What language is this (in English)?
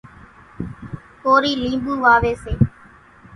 Kachi Koli